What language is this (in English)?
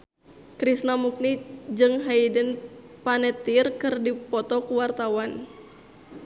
Sundanese